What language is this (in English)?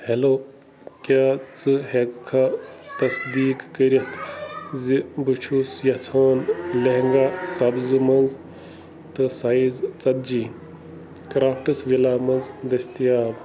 Kashmiri